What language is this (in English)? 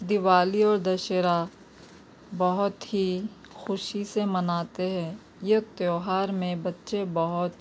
Urdu